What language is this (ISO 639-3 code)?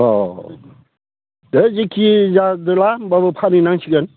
brx